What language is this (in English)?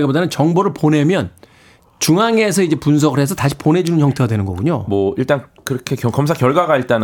Korean